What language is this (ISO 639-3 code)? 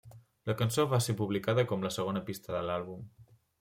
cat